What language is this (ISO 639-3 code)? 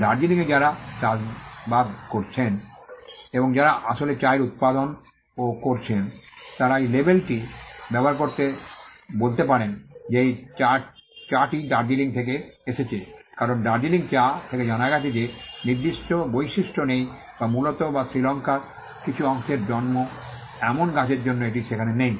ben